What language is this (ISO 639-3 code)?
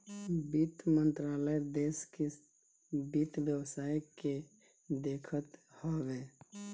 bho